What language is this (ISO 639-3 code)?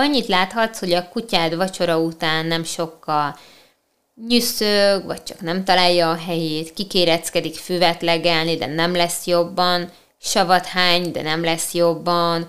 hun